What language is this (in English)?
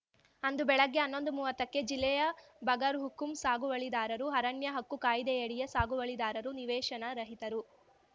Kannada